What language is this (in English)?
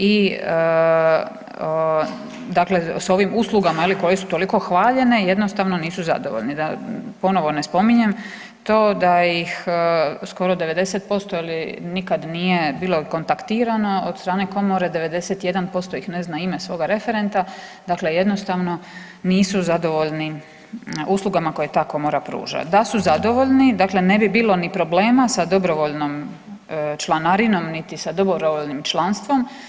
Croatian